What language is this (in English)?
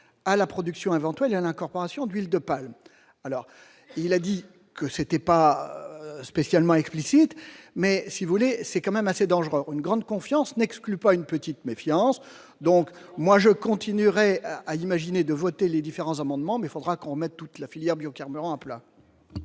French